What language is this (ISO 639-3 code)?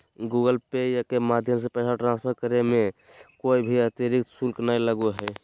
mag